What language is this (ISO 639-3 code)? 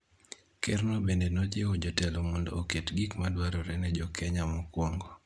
luo